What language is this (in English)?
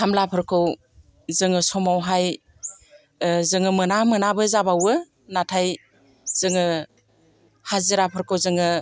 Bodo